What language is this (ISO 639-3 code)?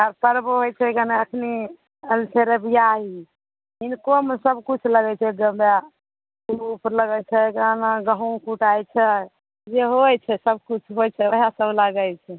mai